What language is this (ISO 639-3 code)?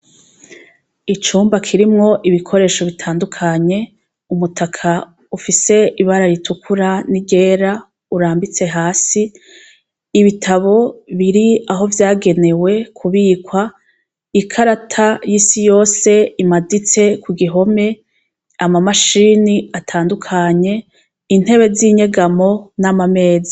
run